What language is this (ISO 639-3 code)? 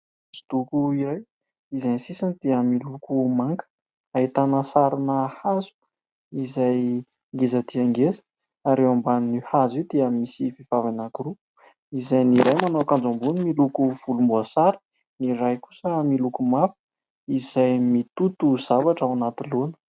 mlg